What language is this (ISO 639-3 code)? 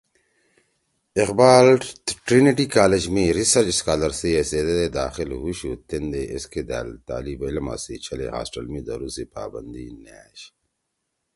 trw